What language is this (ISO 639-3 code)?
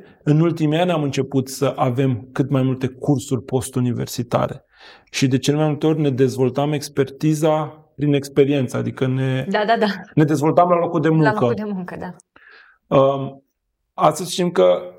ron